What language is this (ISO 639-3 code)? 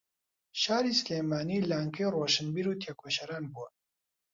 ckb